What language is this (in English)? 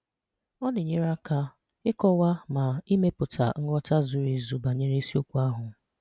Igbo